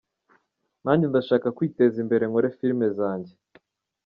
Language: Kinyarwanda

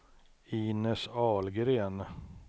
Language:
Swedish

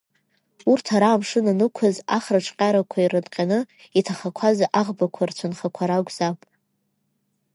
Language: Abkhazian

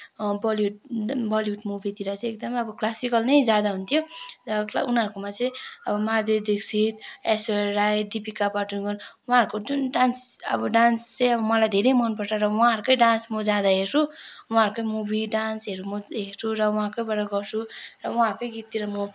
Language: Nepali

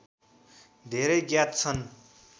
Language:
Nepali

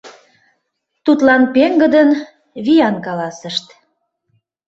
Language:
Mari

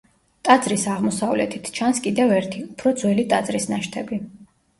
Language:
Georgian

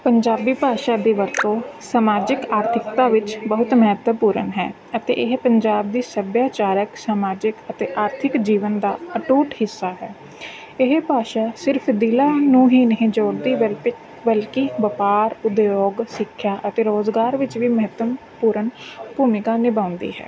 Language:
Punjabi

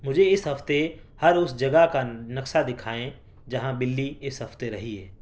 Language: Urdu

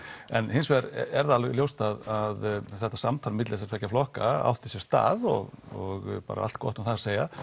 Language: Icelandic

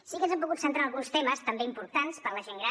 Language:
Catalan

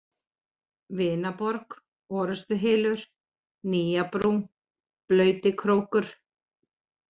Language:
Icelandic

